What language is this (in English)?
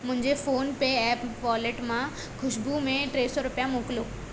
Sindhi